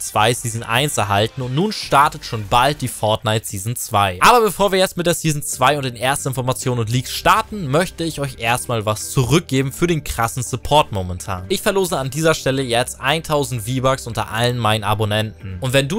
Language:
German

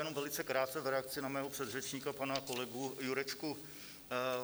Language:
Czech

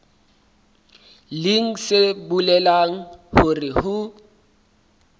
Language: Southern Sotho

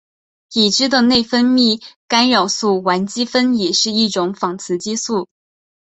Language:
Chinese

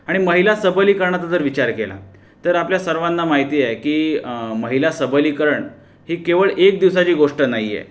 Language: Marathi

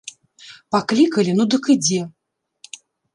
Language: Belarusian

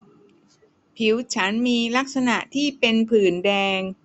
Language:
Thai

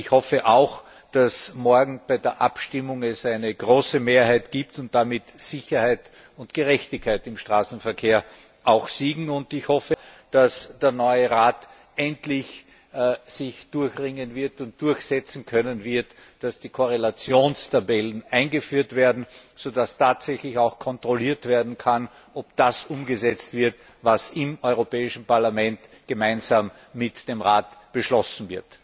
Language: German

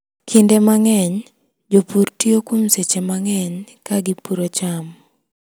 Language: Luo (Kenya and Tanzania)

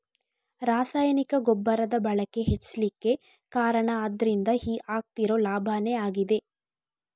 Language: Kannada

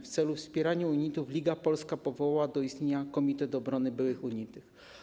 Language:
Polish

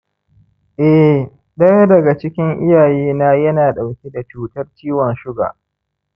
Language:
Hausa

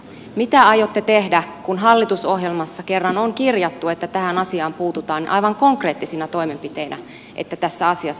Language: Finnish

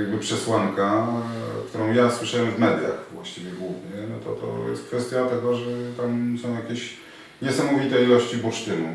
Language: Polish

